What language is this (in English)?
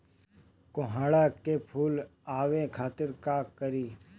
Bhojpuri